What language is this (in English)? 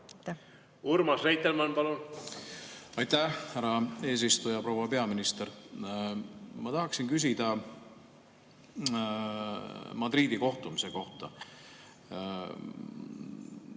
Estonian